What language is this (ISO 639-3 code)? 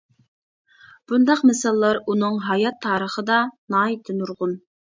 uig